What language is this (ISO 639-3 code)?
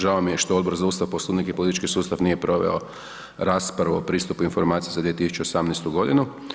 hrv